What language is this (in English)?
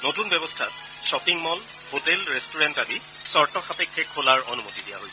Assamese